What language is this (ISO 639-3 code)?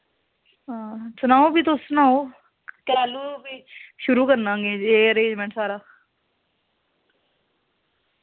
doi